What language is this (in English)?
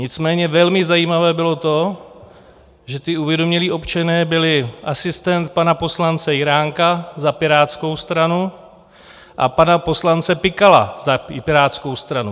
Czech